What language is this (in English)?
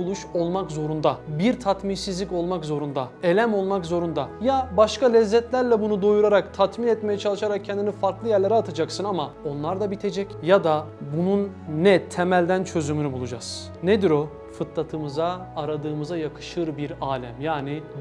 Turkish